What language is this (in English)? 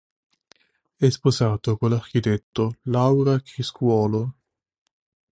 Italian